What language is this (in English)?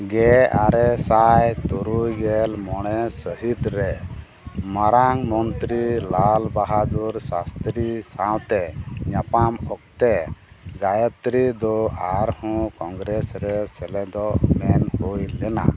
Santali